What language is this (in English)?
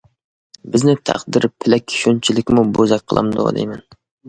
Uyghur